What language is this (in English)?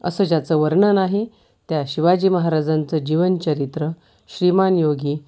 Marathi